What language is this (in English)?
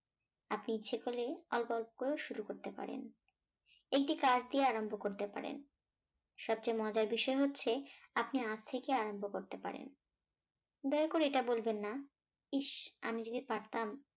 Bangla